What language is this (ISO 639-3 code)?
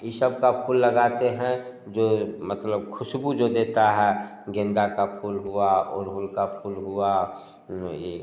hin